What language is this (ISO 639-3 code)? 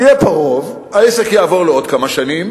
heb